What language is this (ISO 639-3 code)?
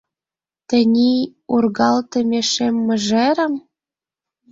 chm